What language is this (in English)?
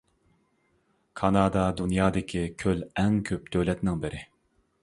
Uyghur